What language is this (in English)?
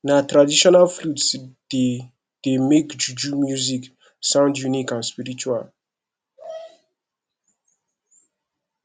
Nigerian Pidgin